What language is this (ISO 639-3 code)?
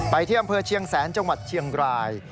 tha